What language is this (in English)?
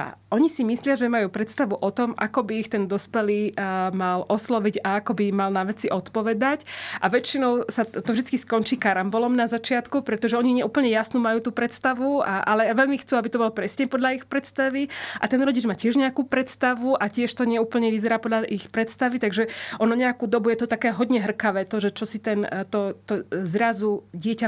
Slovak